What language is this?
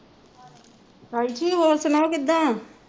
Punjabi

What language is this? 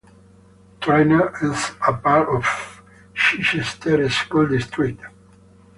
English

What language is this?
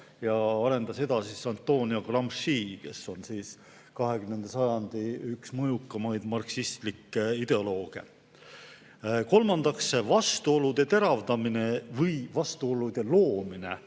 Estonian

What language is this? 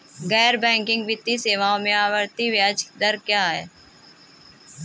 Hindi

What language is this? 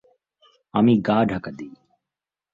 Bangla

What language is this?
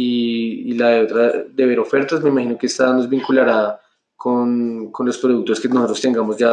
Spanish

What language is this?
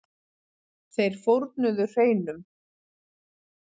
Icelandic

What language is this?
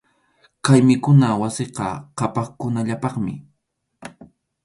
Arequipa-La Unión Quechua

